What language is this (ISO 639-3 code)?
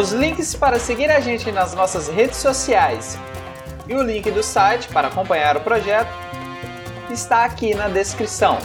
por